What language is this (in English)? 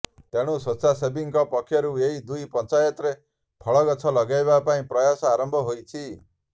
Odia